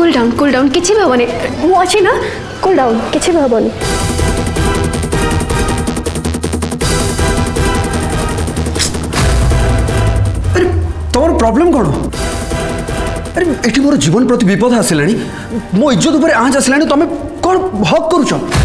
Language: Hindi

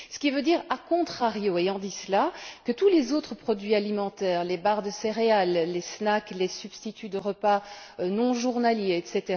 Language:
French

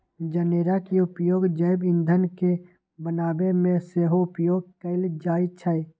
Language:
Magahi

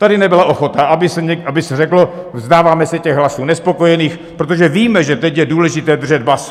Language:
Czech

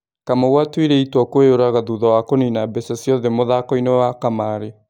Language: Kikuyu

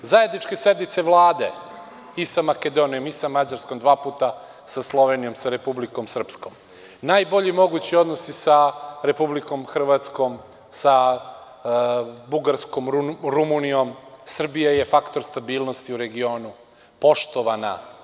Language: Serbian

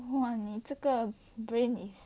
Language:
English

